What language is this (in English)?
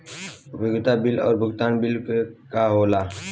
Bhojpuri